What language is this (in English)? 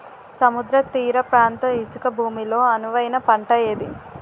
Telugu